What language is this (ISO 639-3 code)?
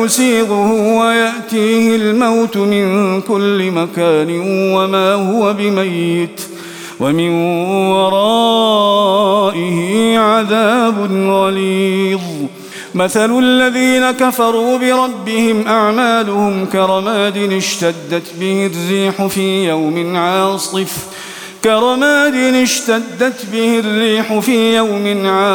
ara